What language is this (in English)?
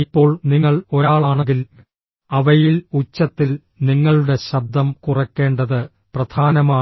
Malayalam